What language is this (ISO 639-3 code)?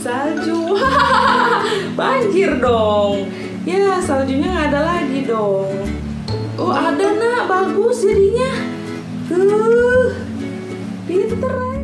ind